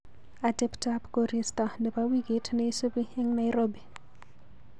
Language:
Kalenjin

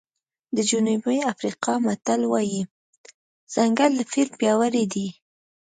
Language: Pashto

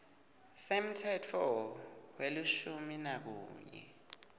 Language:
Swati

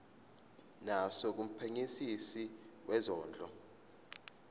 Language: Zulu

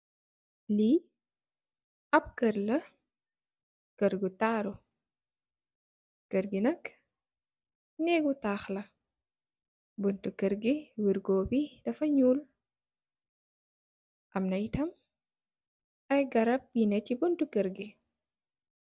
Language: Wolof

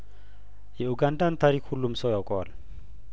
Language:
Amharic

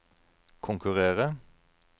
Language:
Norwegian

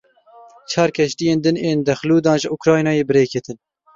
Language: Kurdish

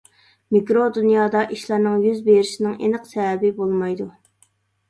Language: Uyghur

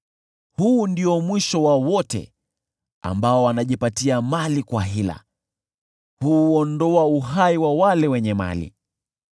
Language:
Swahili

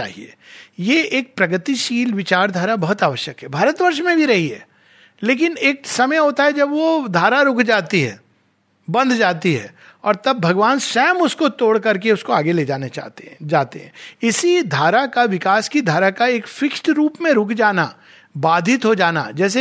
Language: Hindi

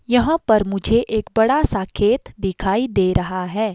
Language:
Hindi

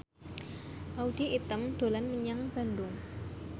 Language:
Javanese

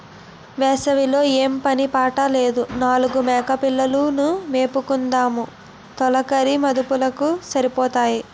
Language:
Telugu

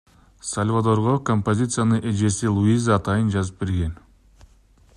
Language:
Kyrgyz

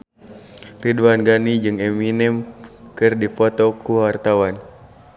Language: Sundanese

